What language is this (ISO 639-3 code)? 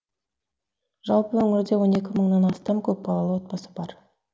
kaz